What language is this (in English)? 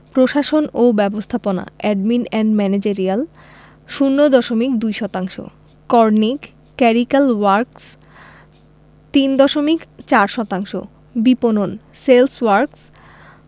Bangla